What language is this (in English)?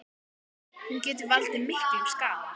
Icelandic